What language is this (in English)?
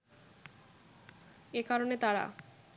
Bangla